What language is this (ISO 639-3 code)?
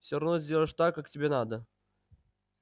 rus